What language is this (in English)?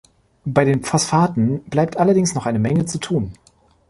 German